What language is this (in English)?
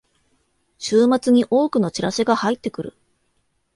Japanese